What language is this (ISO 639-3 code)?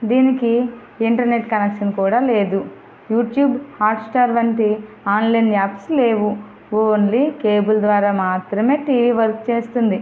tel